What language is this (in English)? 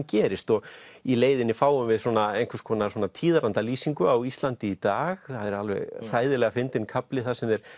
Icelandic